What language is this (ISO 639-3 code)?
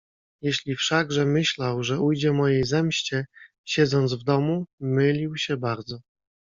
pol